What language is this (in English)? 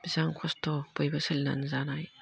Bodo